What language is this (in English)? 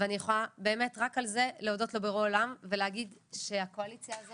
Hebrew